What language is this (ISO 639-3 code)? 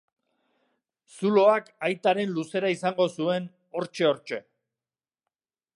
eus